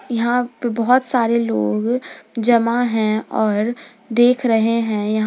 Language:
Hindi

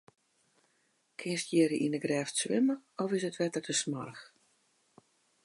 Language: Western Frisian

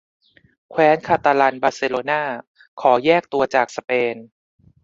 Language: Thai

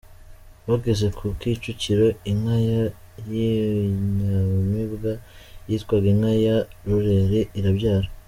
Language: Kinyarwanda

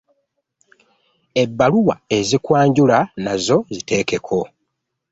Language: Ganda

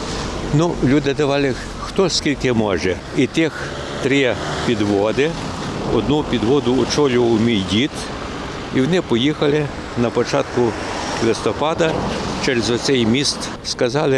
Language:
Ukrainian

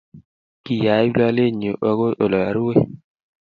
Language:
Kalenjin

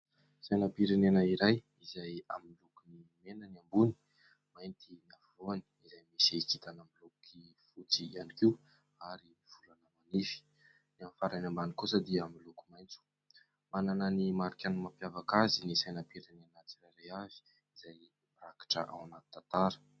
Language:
Malagasy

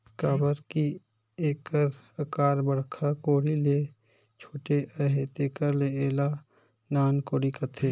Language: Chhattisgarhi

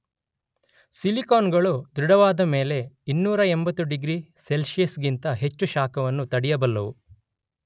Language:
Kannada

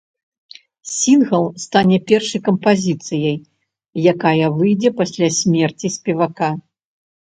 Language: Belarusian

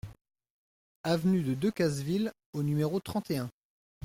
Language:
French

